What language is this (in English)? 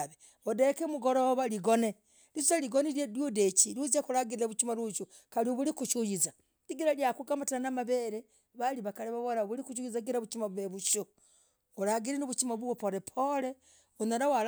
Logooli